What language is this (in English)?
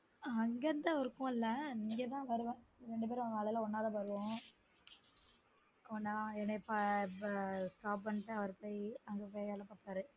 Tamil